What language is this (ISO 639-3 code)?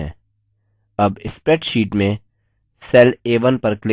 hin